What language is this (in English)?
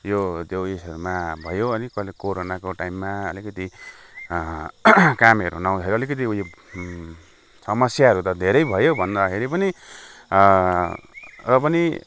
Nepali